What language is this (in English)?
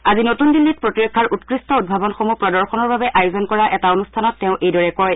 Assamese